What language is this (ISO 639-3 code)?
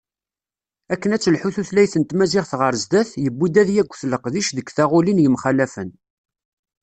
kab